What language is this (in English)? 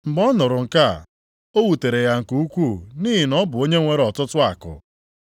Igbo